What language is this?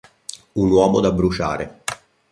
Italian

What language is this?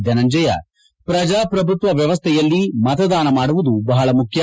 Kannada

